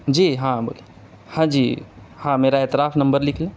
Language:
Urdu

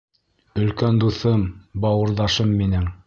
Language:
Bashkir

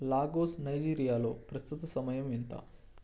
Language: Telugu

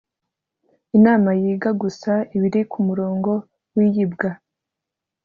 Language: Kinyarwanda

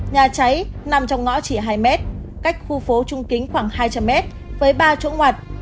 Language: Vietnamese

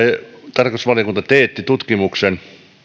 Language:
Finnish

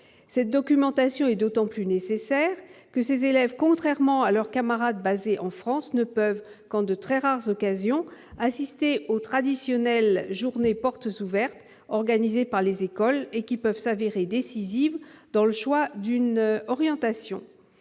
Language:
French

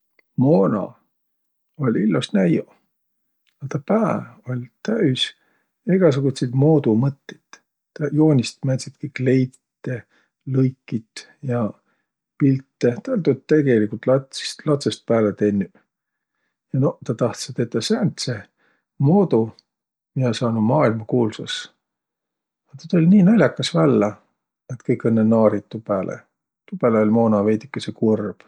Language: Võro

